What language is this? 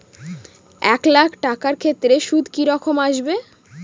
Bangla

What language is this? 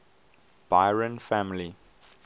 English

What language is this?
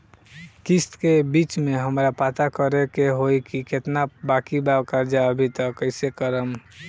Bhojpuri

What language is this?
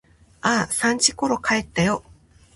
Japanese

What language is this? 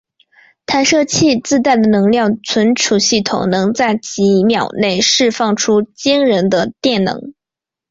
Chinese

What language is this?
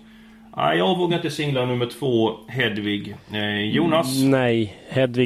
Swedish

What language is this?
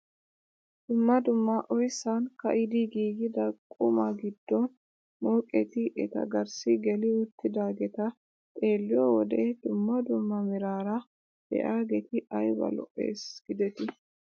Wolaytta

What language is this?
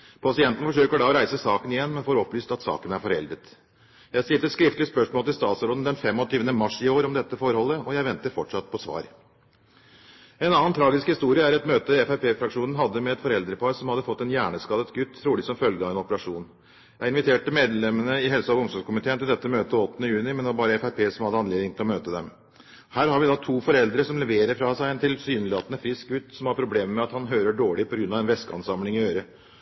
Norwegian Bokmål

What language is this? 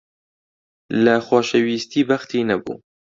Central Kurdish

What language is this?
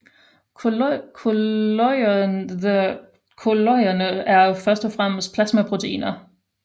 Danish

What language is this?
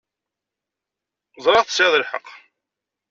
Kabyle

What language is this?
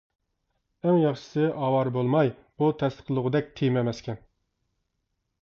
Uyghur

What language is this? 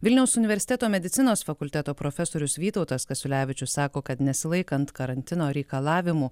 Lithuanian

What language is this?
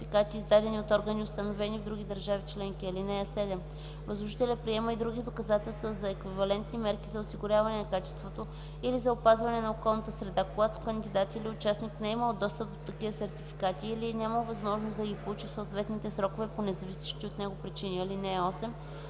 Bulgarian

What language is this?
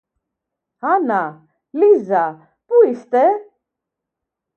Greek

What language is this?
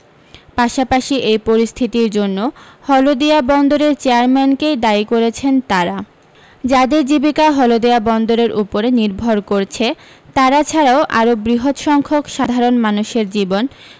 Bangla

